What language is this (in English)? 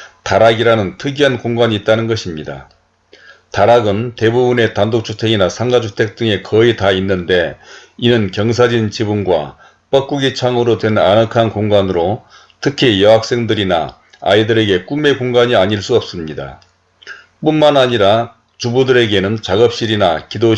Korean